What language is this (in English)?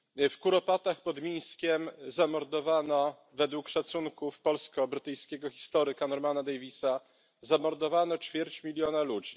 Polish